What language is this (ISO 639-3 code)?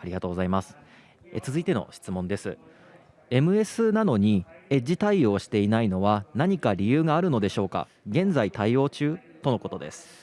jpn